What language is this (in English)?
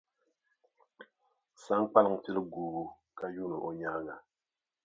Dagbani